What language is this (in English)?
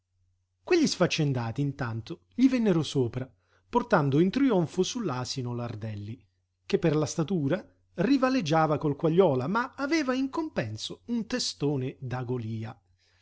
Italian